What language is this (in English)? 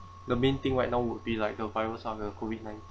English